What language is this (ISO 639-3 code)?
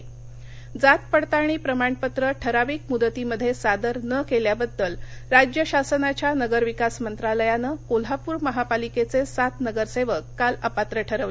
mar